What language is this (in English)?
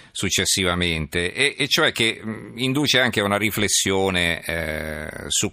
Italian